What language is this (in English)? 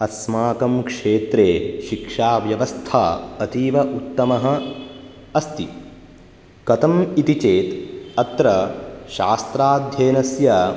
Sanskrit